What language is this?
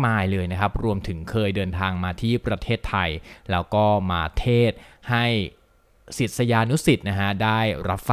Thai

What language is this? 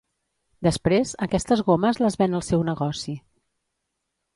Catalan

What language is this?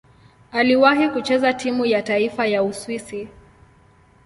Swahili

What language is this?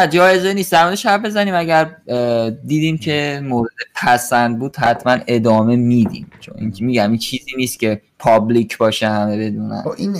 Persian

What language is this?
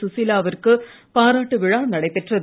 Tamil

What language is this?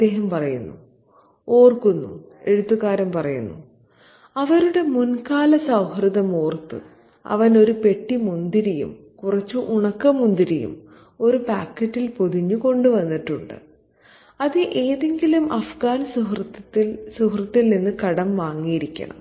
Malayalam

